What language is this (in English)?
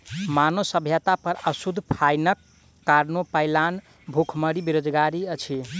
Maithili